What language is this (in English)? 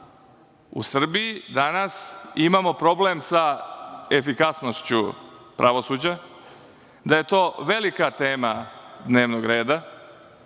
Serbian